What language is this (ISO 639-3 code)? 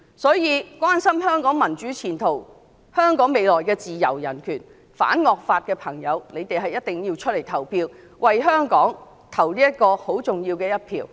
yue